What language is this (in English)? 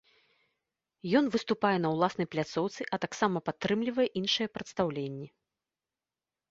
Belarusian